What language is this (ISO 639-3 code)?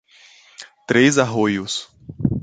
por